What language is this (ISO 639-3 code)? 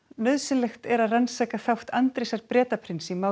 isl